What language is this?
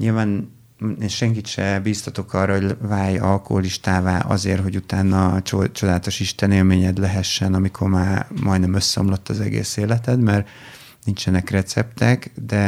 Hungarian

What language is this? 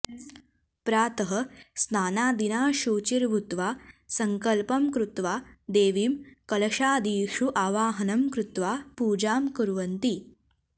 Sanskrit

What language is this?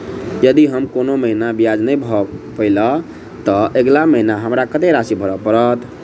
Maithili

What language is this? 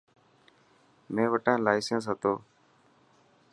Dhatki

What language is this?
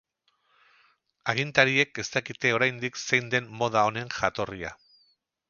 Basque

